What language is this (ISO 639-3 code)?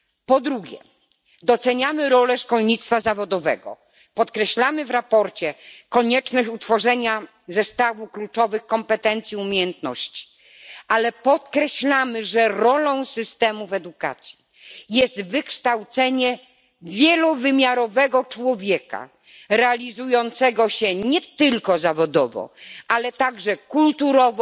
pol